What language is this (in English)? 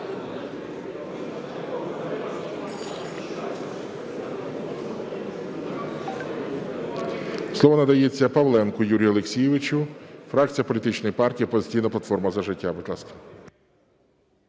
Ukrainian